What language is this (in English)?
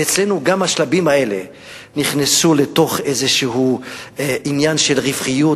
Hebrew